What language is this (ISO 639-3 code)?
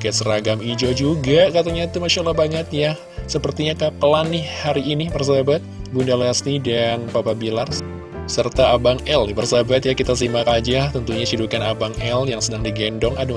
ind